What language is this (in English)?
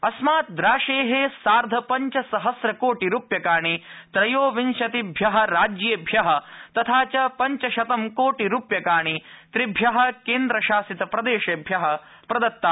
Sanskrit